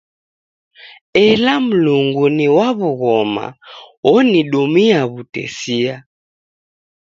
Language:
Taita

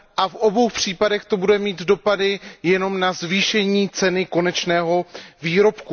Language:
Czech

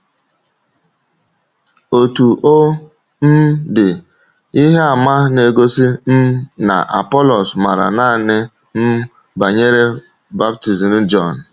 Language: Igbo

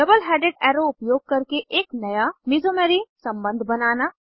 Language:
Hindi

